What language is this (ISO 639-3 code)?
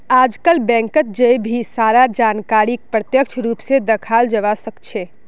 mag